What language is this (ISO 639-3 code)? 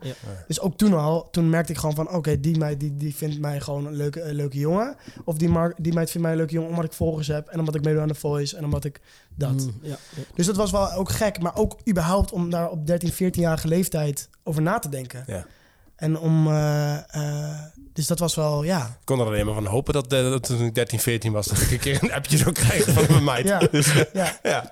nld